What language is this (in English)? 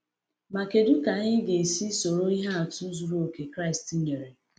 Igbo